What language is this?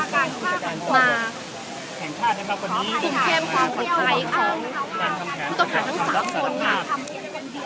Thai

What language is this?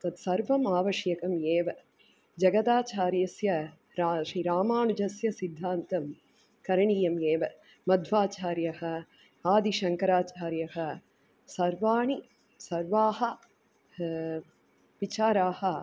Sanskrit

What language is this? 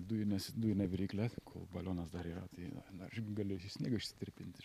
Lithuanian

